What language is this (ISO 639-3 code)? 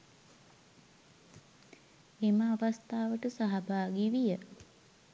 sin